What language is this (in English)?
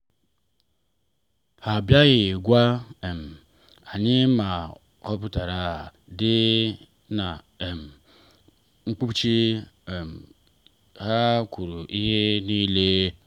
Igbo